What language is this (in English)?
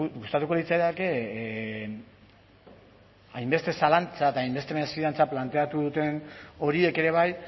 Basque